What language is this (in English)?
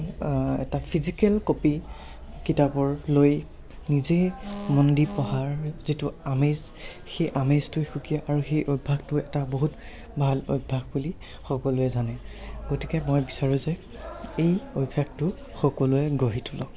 Assamese